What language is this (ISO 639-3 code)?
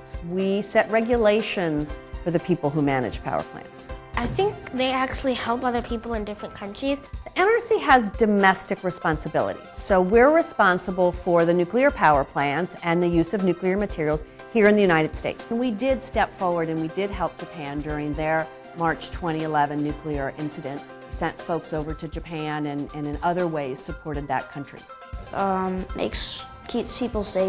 eng